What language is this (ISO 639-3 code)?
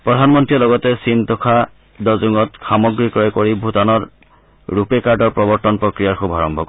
asm